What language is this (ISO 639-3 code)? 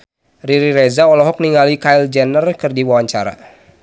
sun